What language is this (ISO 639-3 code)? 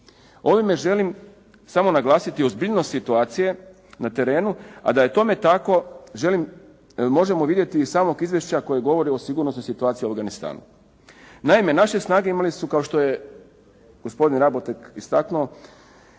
hrv